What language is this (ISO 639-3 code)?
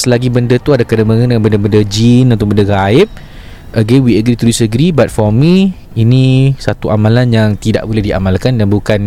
msa